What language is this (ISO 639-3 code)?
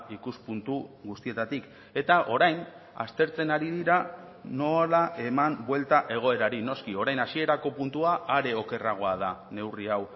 eus